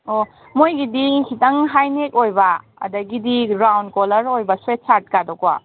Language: Manipuri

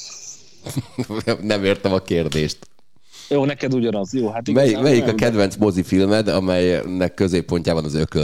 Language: Hungarian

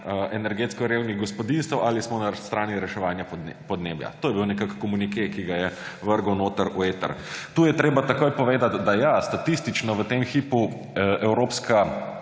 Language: Slovenian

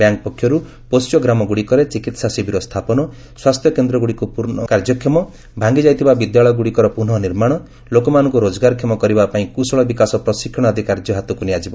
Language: Odia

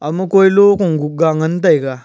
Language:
Wancho Naga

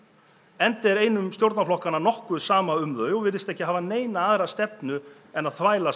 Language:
Icelandic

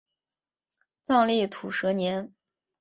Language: Chinese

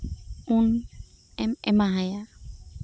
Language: Santali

